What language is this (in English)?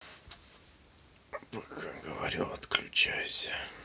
Russian